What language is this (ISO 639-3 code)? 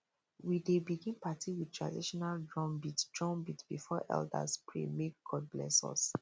pcm